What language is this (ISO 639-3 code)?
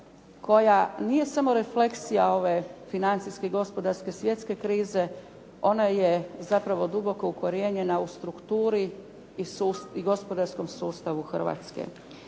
hrv